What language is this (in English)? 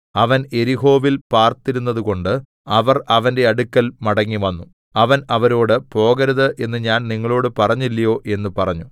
Malayalam